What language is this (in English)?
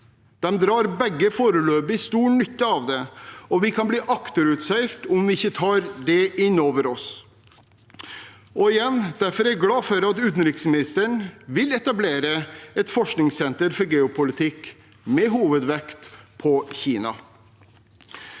Norwegian